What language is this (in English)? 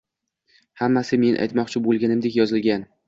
Uzbek